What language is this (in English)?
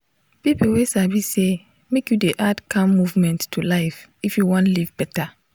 Nigerian Pidgin